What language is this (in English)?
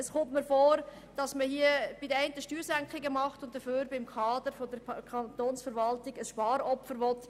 Swiss German